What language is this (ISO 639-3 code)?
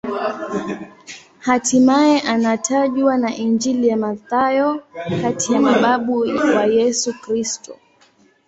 swa